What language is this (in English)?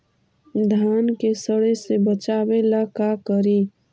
Magahi